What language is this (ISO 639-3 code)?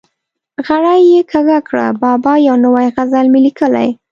pus